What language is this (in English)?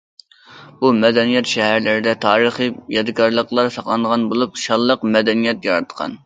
Uyghur